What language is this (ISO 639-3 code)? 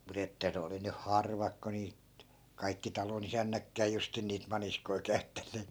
fin